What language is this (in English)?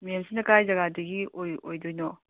Manipuri